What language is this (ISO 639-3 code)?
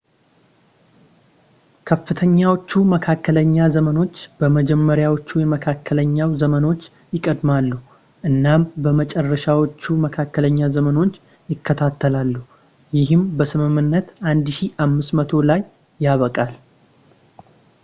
amh